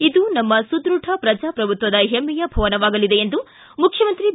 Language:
Kannada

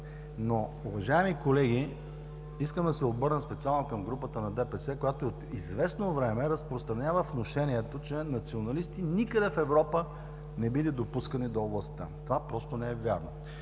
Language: Bulgarian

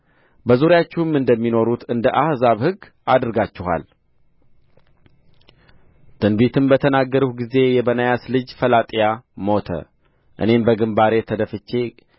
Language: Amharic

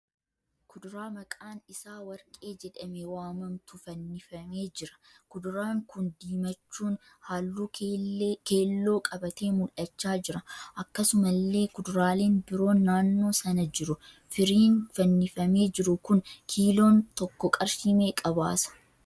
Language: Oromo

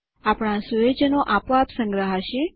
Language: Gujarati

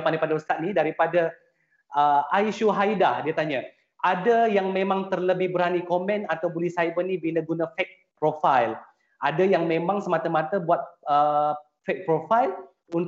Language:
Malay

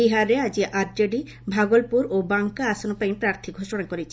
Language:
Odia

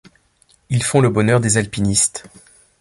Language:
French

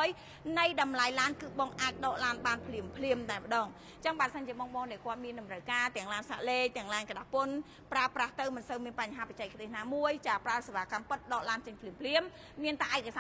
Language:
Thai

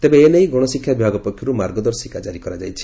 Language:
Odia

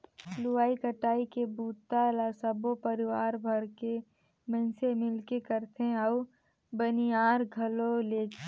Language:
Chhattisgarhi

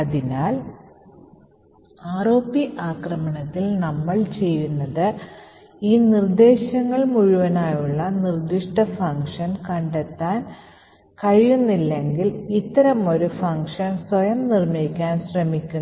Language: Malayalam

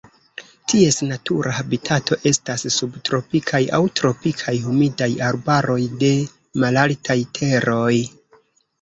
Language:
Esperanto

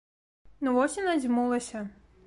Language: Belarusian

